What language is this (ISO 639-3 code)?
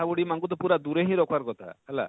ori